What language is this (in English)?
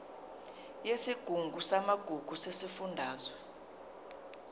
Zulu